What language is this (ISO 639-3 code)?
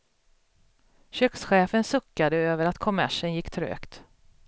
swe